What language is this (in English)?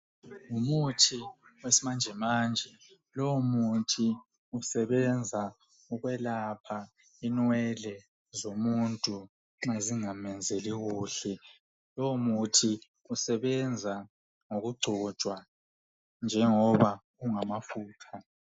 North Ndebele